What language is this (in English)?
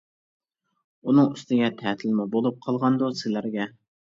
Uyghur